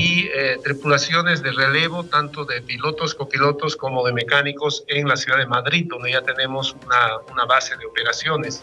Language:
Spanish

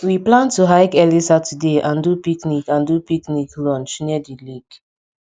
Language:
Nigerian Pidgin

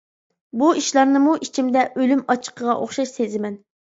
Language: Uyghur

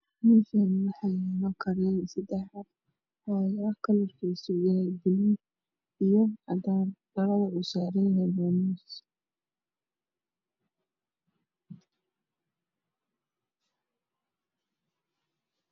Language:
Somali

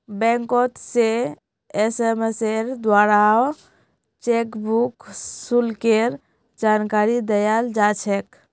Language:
Magahi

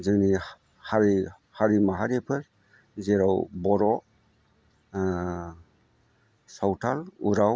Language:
Bodo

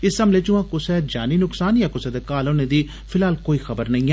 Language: Dogri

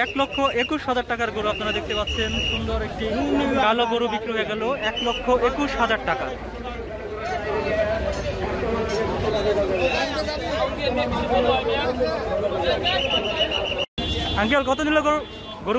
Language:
Romanian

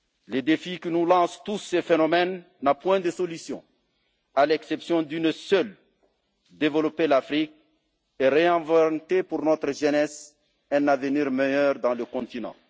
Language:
French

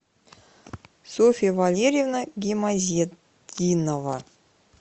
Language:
Russian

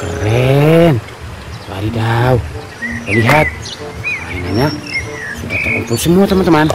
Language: Indonesian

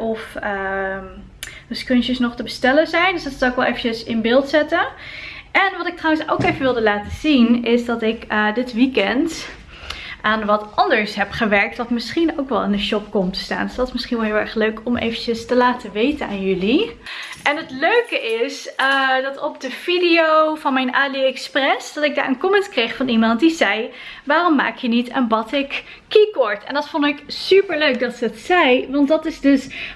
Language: Dutch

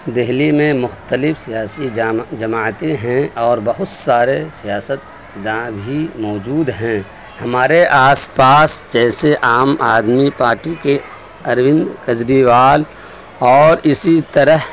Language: Urdu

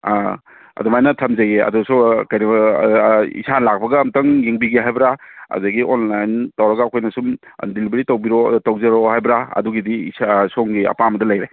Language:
Manipuri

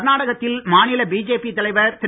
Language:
Tamil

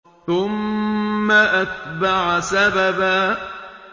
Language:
Arabic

